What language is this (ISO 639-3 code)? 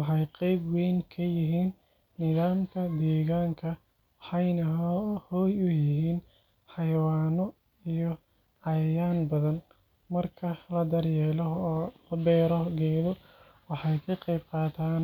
som